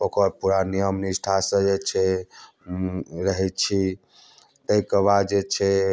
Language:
Maithili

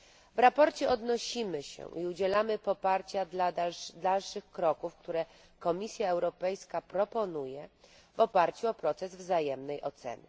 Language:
Polish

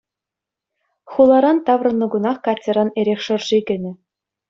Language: Chuvash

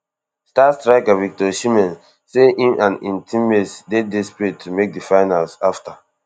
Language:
Nigerian Pidgin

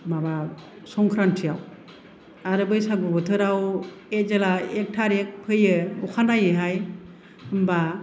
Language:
Bodo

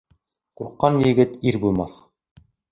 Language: Bashkir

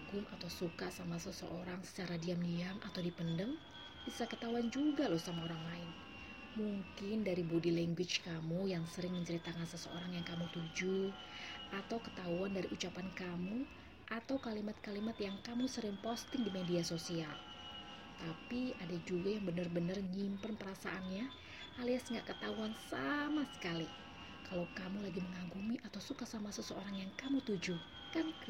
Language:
Indonesian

